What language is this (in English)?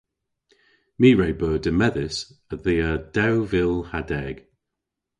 Cornish